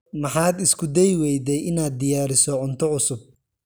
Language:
Somali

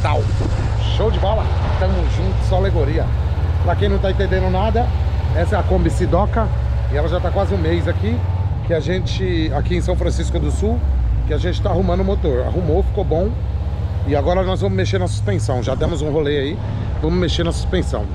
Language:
Portuguese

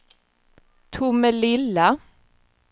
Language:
Swedish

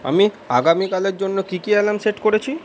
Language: Bangla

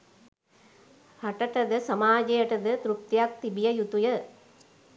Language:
Sinhala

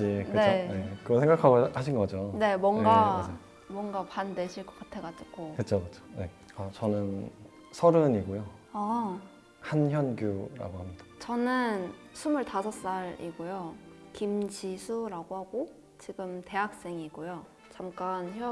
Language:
Korean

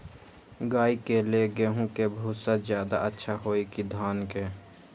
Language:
Magahi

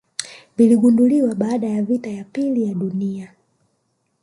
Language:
Swahili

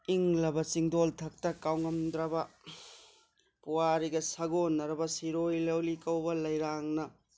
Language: Manipuri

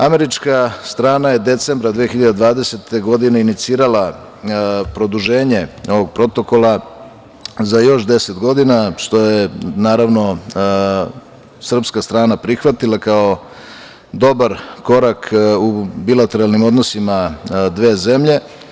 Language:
Serbian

